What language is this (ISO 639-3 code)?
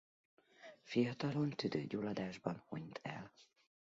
hun